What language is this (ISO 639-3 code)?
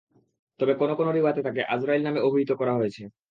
ben